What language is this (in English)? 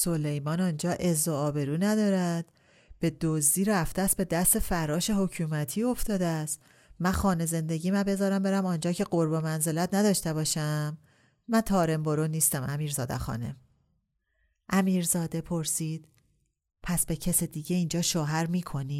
Persian